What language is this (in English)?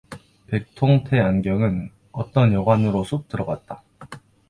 Korean